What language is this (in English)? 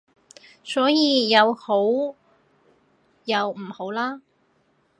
Cantonese